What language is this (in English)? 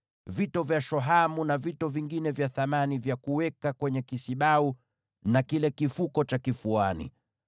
Swahili